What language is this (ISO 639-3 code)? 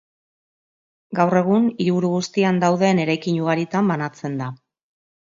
eus